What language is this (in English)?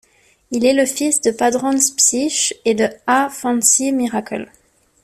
French